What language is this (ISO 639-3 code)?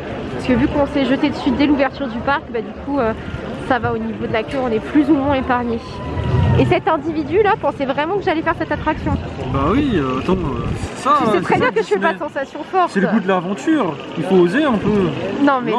fra